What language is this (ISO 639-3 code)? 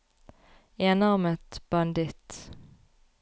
nor